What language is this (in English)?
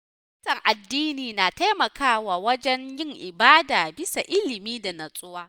Hausa